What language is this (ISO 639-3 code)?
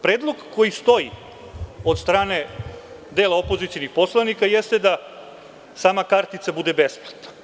srp